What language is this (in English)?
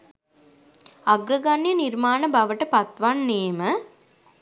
Sinhala